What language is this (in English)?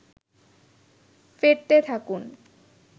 Bangla